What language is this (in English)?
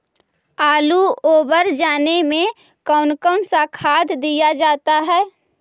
Magahi